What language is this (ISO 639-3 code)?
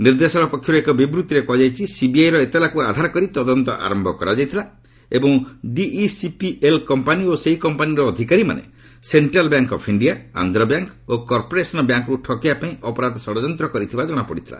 ori